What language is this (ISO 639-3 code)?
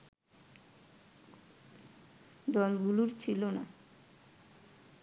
ben